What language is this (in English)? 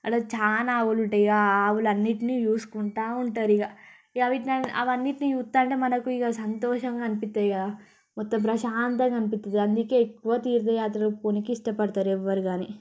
Telugu